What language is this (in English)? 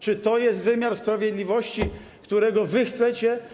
Polish